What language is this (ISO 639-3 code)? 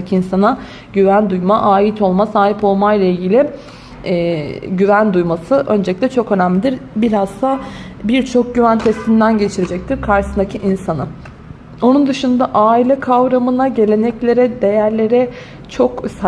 tur